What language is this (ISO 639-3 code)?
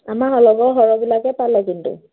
asm